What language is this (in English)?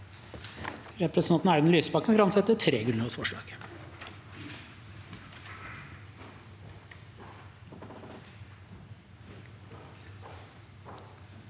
Norwegian